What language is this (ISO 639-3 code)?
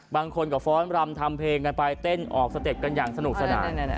tha